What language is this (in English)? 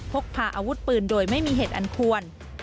Thai